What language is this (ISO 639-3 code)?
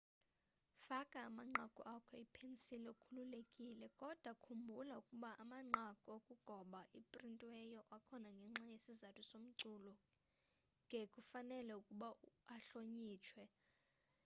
xho